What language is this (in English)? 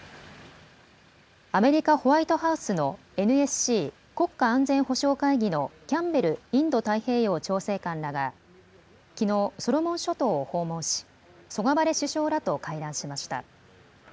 Japanese